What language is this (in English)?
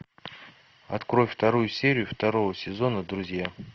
Russian